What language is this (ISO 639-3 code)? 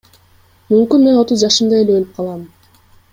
kir